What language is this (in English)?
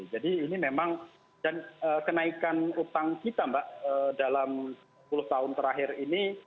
Indonesian